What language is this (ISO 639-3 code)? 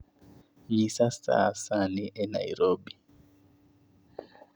luo